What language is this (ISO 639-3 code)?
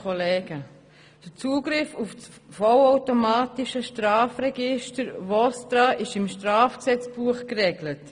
gsw